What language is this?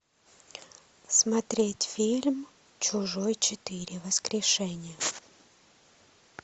Russian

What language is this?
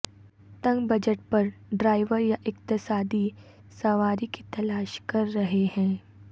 Urdu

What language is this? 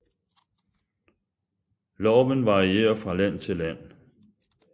Danish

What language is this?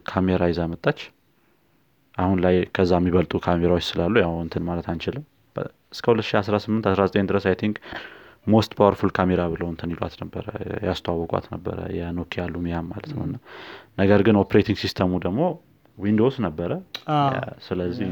Amharic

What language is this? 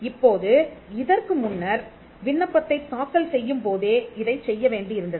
Tamil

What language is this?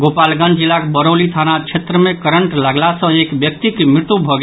Maithili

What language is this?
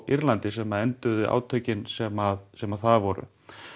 Icelandic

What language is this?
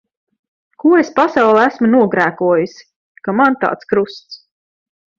Latvian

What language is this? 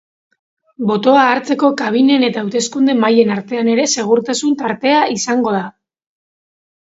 Basque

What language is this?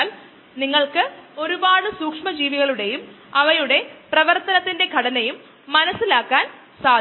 Malayalam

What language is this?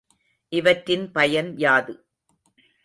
Tamil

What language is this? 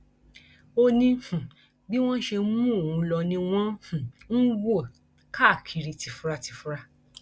Yoruba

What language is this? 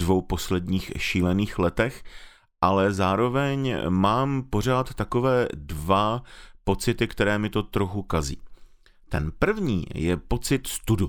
Czech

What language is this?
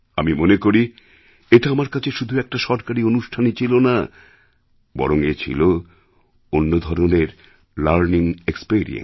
Bangla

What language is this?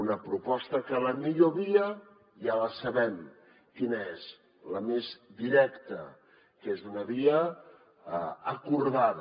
Catalan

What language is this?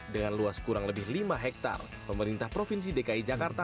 Indonesian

